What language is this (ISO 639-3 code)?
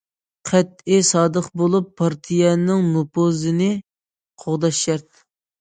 uig